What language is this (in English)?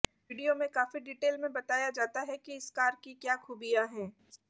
Hindi